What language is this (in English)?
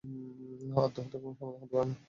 Bangla